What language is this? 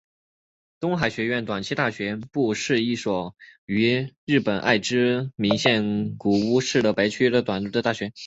Chinese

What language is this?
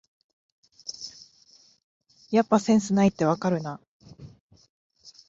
Japanese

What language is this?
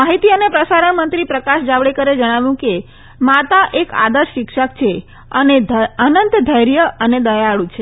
Gujarati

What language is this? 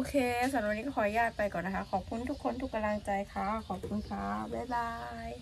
Thai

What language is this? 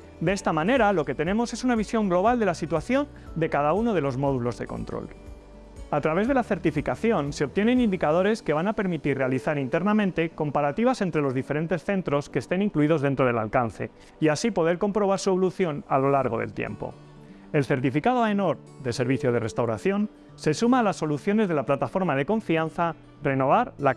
Spanish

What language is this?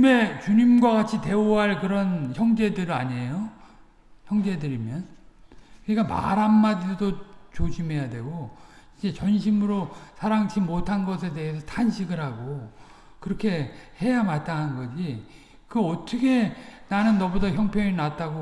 Korean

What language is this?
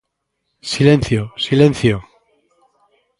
Galician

